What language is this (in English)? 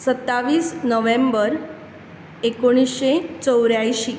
Konkani